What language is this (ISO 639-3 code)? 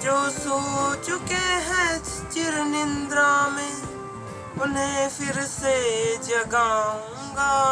hin